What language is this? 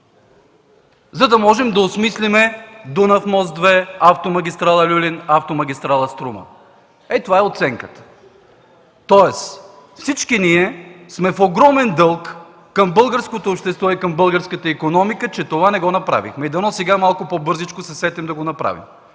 Bulgarian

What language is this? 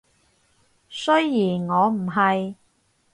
Cantonese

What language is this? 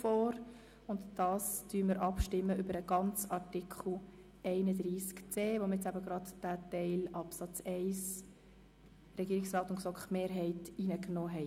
Swiss German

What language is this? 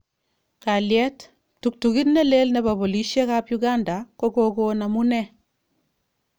Kalenjin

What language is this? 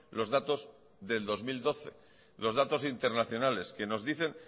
Spanish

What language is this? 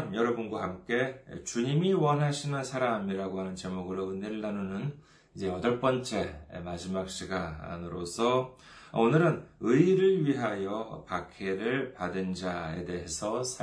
Korean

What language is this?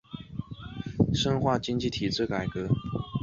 Chinese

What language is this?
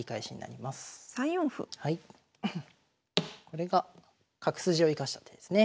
Japanese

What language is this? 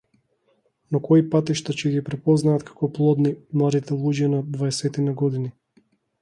Macedonian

